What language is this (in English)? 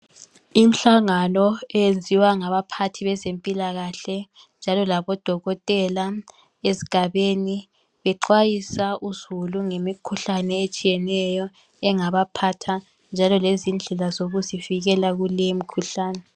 North Ndebele